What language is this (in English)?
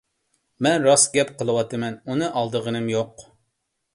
Uyghur